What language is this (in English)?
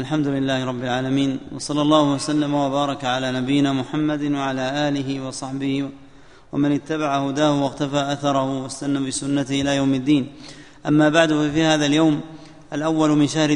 Arabic